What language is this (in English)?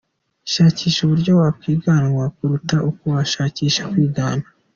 Kinyarwanda